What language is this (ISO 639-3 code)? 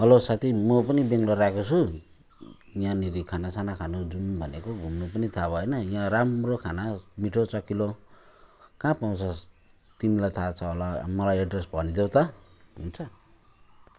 nep